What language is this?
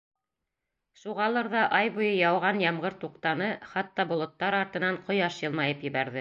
Bashkir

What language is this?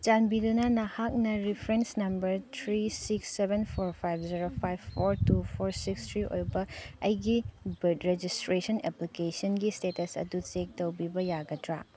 Manipuri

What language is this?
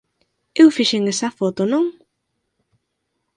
Galician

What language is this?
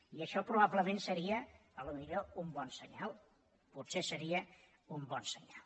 Catalan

